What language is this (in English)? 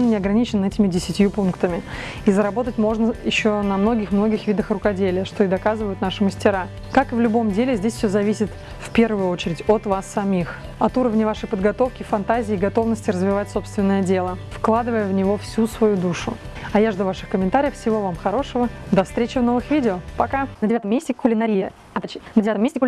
Russian